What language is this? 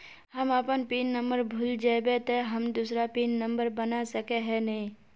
Magahi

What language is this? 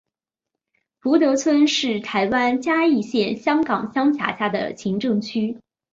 Chinese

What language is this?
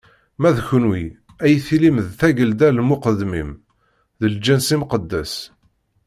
Kabyle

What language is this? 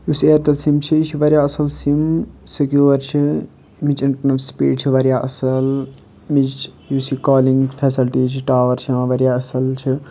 Kashmiri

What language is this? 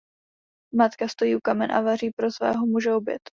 Czech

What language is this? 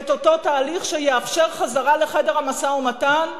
Hebrew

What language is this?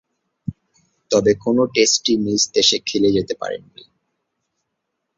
Bangla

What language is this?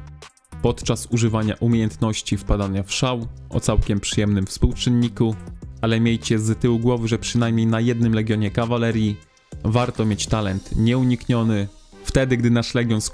Polish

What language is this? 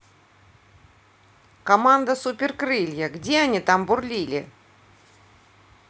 Russian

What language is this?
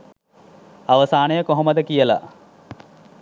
Sinhala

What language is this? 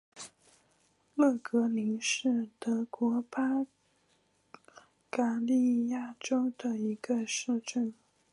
Chinese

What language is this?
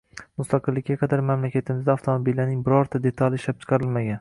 Uzbek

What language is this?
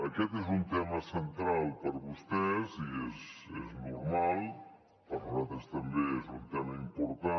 Catalan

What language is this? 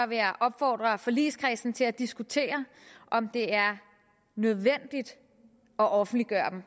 Danish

